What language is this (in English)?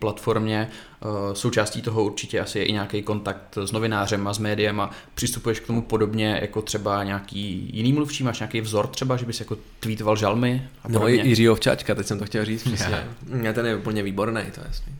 Czech